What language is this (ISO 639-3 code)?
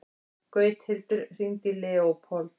isl